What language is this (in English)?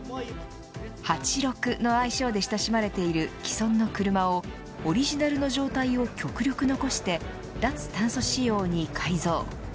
Japanese